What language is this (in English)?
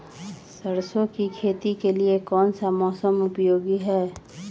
Magahi